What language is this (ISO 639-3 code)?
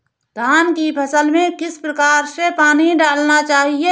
hin